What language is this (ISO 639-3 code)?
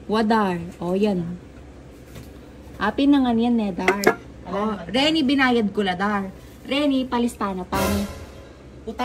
fil